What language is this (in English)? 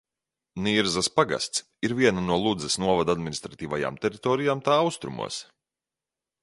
Latvian